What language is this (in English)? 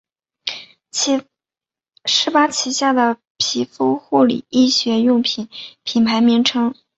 Chinese